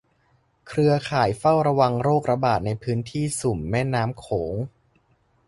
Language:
Thai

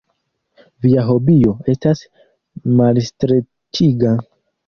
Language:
Esperanto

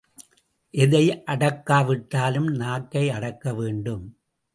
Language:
Tamil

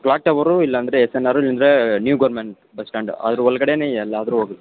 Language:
Kannada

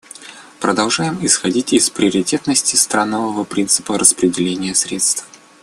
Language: Russian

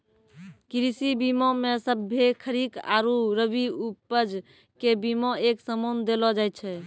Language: Maithili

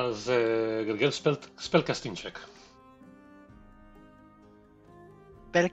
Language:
Hebrew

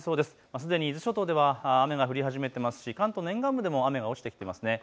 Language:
Japanese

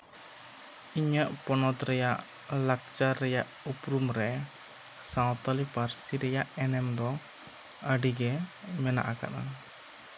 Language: Santali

